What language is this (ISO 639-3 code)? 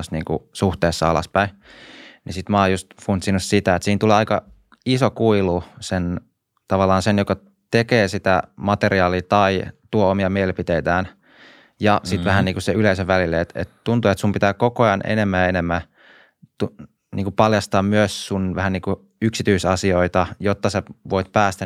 fin